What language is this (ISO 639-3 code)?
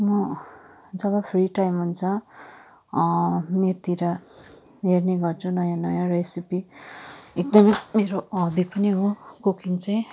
nep